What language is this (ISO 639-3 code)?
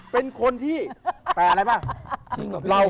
tha